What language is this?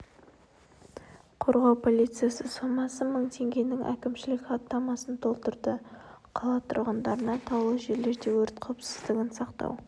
Kazakh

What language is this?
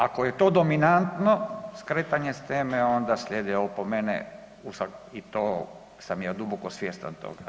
Croatian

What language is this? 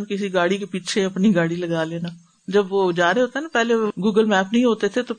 Urdu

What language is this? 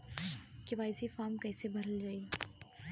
Bhojpuri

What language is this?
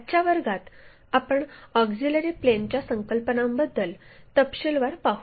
Marathi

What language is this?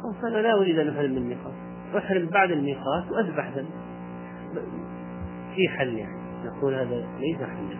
Arabic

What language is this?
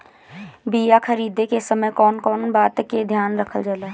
Bhojpuri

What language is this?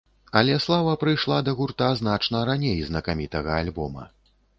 Belarusian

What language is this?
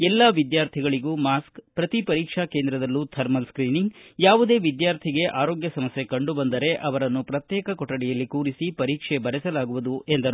Kannada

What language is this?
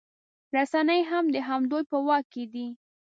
Pashto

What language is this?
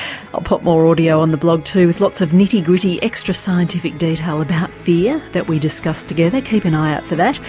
English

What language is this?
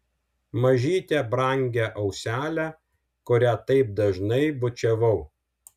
Lithuanian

